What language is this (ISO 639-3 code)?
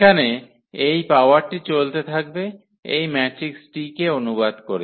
ben